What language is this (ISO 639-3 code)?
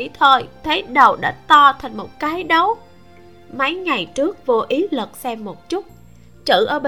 vie